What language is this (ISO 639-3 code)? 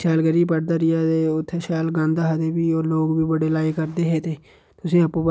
doi